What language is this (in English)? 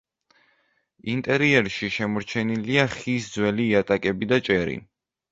Georgian